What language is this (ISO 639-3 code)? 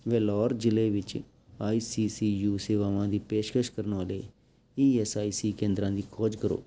pan